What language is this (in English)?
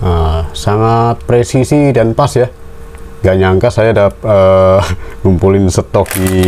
Indonesian